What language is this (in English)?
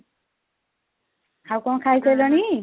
Odia